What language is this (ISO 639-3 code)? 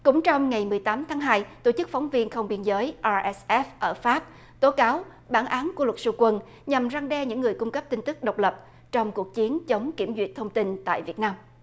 vie